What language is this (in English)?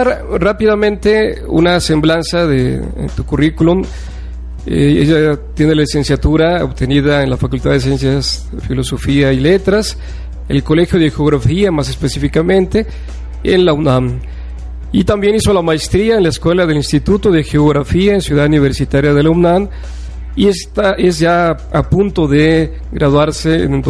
Spanish